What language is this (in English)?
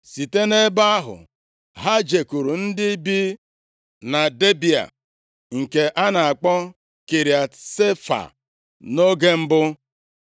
Igbo